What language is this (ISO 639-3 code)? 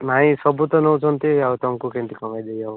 ori